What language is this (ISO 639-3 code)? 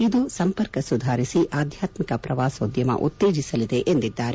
kan